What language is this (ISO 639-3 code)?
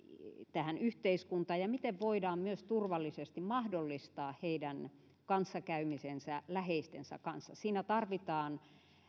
fin